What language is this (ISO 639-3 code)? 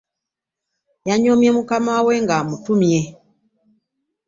lug